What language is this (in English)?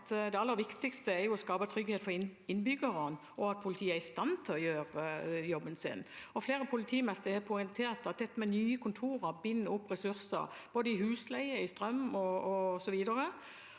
Norwegian